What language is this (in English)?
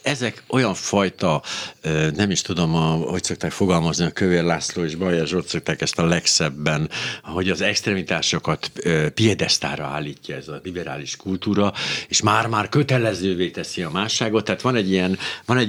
Hungarian